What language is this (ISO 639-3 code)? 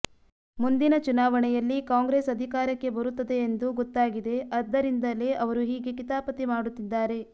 kan